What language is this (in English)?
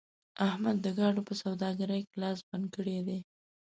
Pashto